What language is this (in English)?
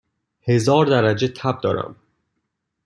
Persian